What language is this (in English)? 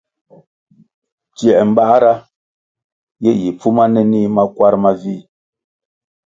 Kwasio